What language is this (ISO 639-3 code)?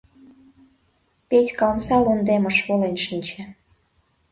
chm